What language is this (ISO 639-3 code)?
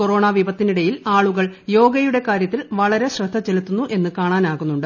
mal